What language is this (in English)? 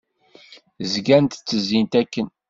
Kabyle